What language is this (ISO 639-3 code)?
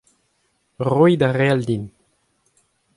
bre